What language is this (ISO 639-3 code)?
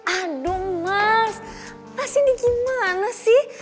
ind